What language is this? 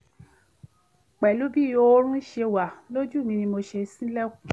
Yoruba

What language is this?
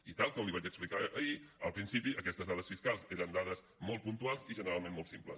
Catalan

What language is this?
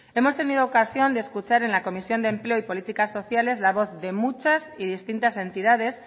Spanish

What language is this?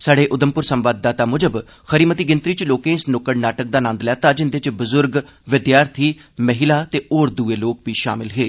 Dogri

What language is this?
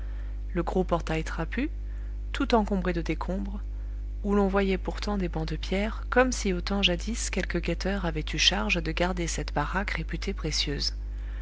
French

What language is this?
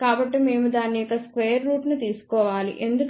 Telugu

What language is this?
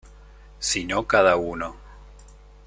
Spanish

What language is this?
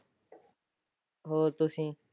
Punjabi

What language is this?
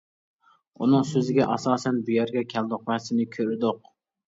Uyghur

